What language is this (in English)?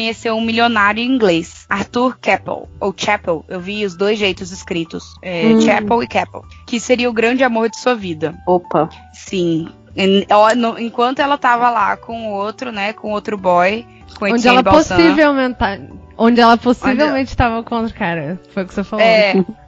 Portuguese